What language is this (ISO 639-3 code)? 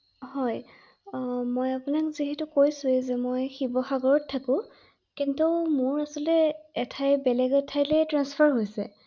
asm